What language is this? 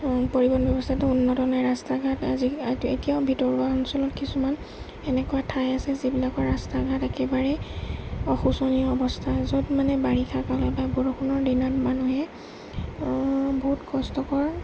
Assamese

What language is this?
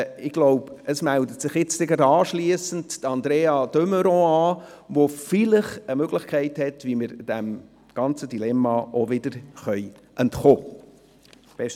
Swiss German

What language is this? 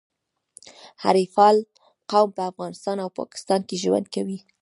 Pashto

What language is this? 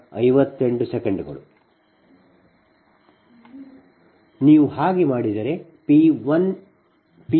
Kannada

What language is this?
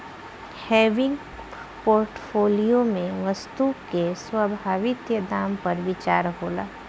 Bhojpuri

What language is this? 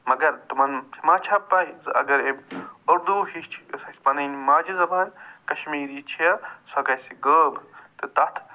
Kashmiri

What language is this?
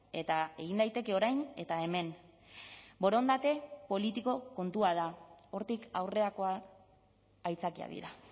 Basque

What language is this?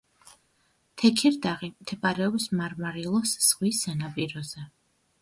Georgian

